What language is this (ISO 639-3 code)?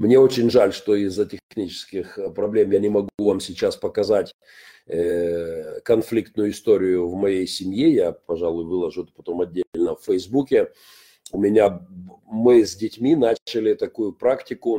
rus